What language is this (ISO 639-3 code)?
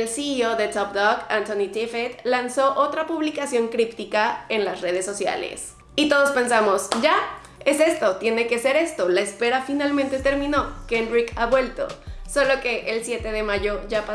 spa